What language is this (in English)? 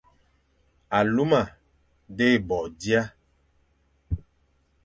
Fang